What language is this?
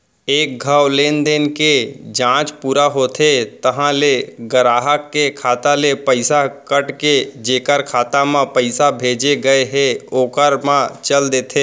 Chhattisgarhi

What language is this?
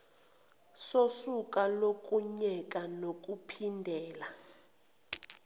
Zulu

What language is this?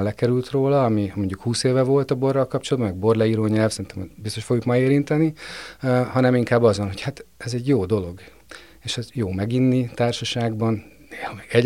Hungarian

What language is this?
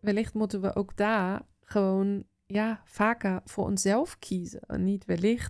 Dutch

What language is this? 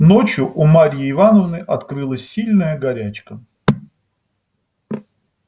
Russian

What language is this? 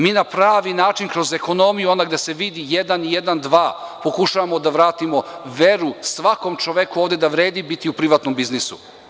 Serbian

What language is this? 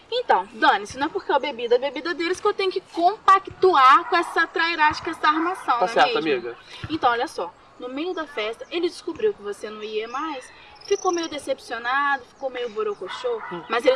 Portuguese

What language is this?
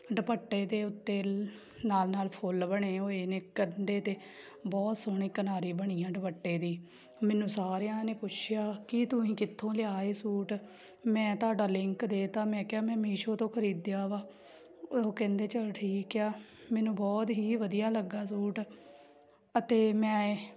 Punjabi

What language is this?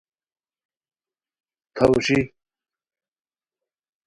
Khowar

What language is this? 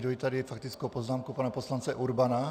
Czech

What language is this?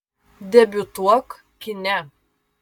Lithuanian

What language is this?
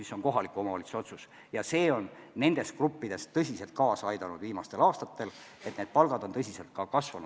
Estonian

